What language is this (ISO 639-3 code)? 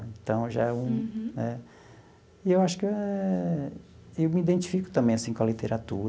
por